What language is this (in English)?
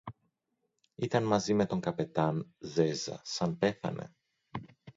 Greek